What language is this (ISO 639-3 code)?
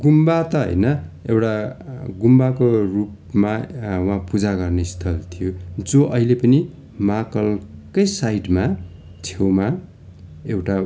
nep